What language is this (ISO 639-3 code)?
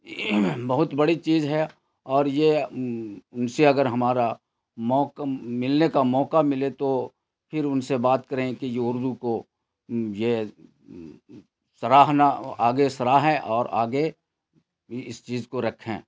urd